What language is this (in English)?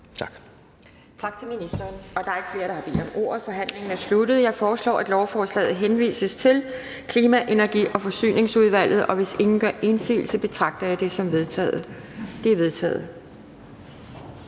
Danish